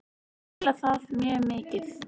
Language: Icelandic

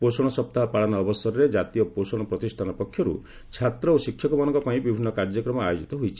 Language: Odia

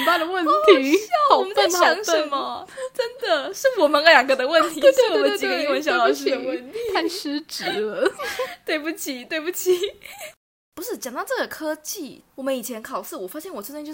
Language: Chinese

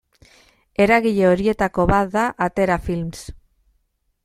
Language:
Basque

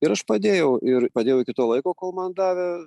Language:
Lithuanian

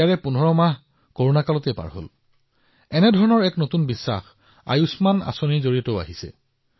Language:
Assamese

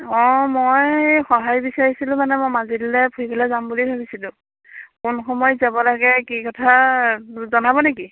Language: Assamese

